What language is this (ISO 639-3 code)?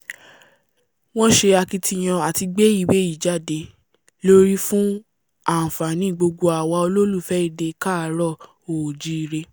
yor